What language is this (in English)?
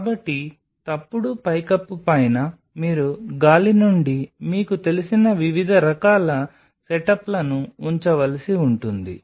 Telugu